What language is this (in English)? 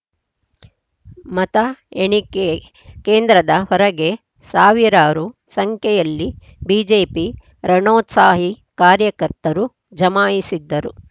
Kannada